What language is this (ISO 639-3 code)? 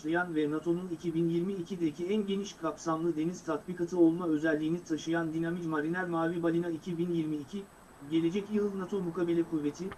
tur